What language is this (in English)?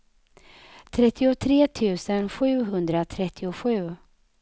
Swedish